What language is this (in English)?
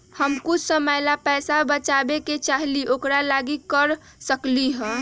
Magahi